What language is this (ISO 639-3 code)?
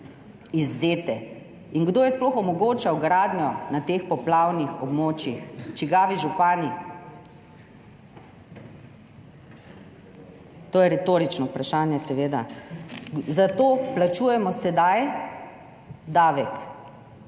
slv